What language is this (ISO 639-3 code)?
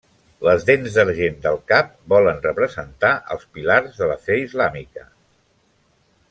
cat